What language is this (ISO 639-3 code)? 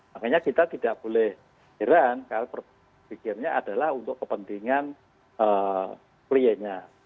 ind